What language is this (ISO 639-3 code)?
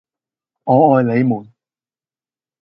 yue